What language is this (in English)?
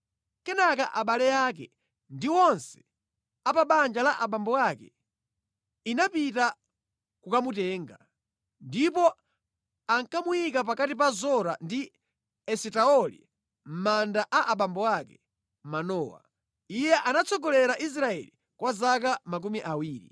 Nyanja